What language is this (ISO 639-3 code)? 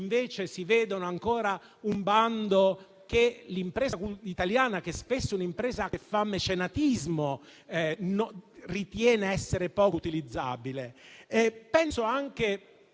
ita